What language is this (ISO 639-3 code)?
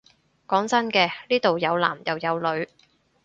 yue